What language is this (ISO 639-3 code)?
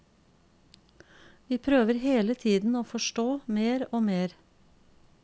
nor